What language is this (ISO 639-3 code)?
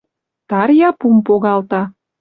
mrj